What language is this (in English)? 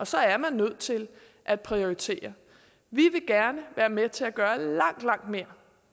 Danish